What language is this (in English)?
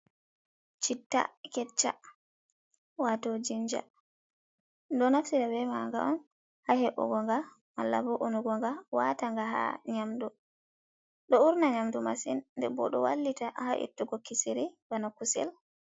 Fula